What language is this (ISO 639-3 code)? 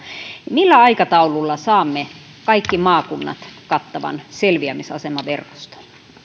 fin